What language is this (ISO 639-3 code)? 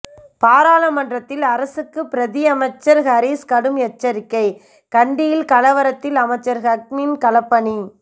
tam